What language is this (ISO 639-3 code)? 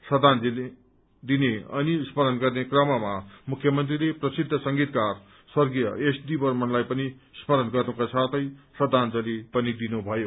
nep